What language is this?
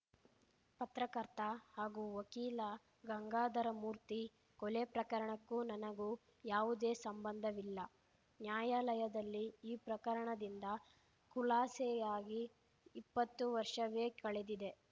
Kannada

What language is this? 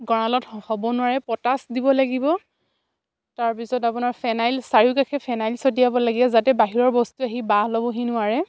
Assamese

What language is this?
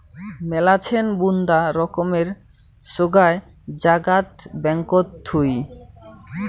Bangla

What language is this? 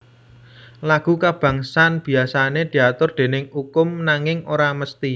Javanese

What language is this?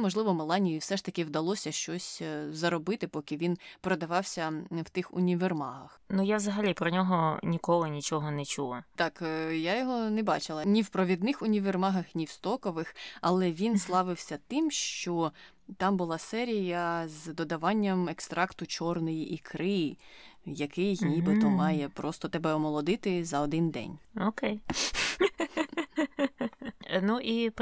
Ukrainian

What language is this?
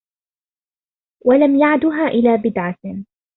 Arabic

